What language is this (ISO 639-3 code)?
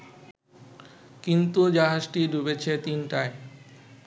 ben